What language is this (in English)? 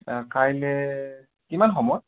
Assamese